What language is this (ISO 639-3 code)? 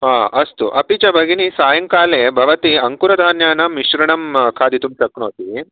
san